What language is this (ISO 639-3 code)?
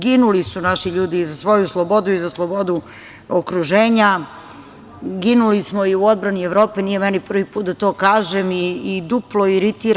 srp